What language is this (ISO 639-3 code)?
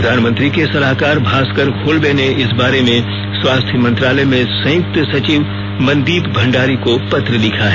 hin